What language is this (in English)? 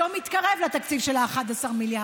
Hebrew